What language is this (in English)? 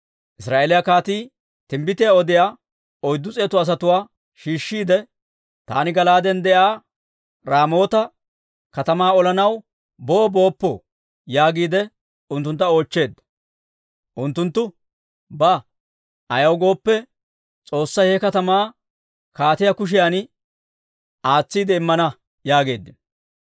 Dawro